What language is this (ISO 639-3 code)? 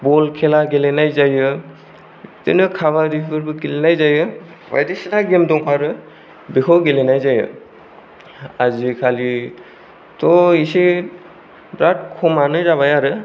brx